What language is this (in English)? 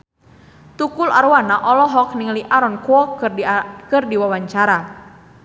Sundanese